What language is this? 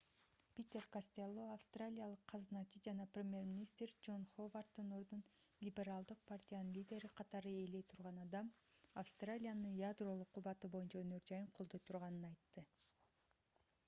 Kyrgyz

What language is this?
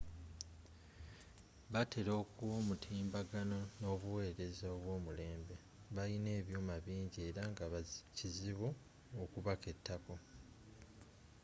Ganda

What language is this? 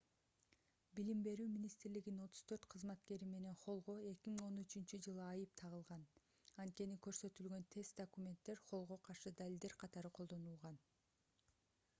Kyrgyz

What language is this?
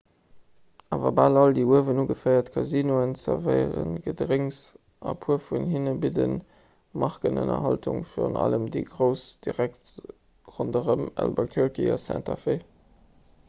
Luxembourgish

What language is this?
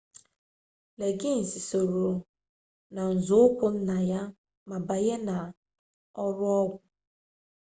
Igbo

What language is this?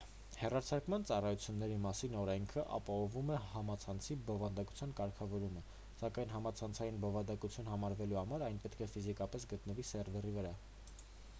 Armenian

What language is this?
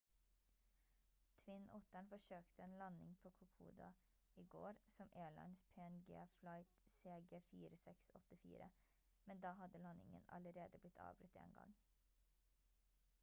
Norwegian Bokmål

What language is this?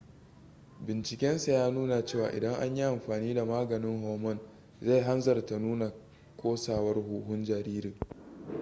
Hausa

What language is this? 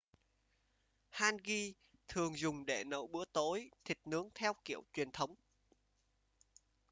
Vietnamese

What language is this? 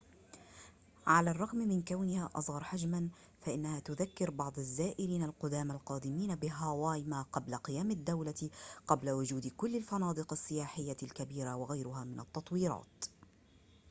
Arabic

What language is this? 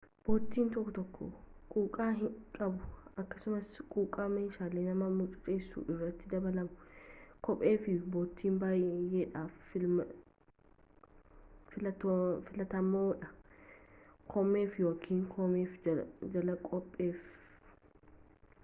Oromo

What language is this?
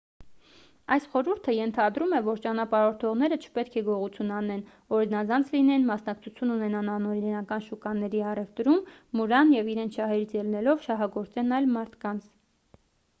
Armenian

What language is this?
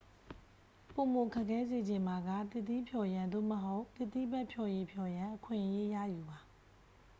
Burmese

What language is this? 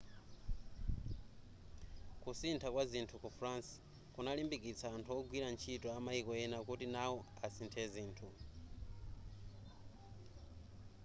Nyanja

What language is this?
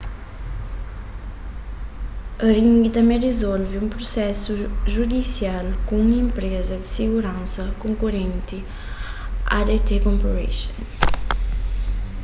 Kabuverdianu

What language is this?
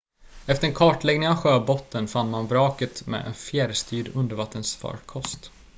Swedish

